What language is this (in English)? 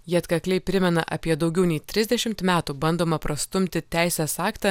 Lithuanian